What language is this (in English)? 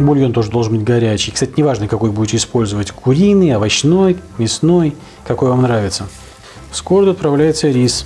Russian